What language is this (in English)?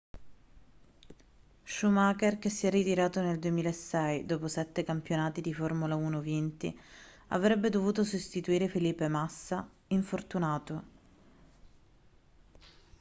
Italian